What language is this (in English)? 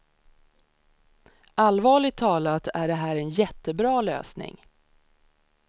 Swedish